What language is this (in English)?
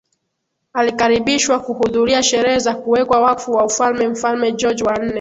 Swahili